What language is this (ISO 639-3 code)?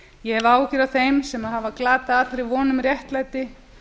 isl